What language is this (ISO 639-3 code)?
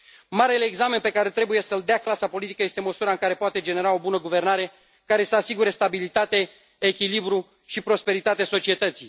ron